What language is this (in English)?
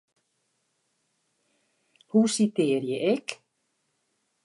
Western Frisian